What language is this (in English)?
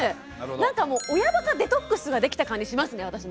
Japanese